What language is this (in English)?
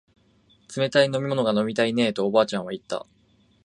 Japanese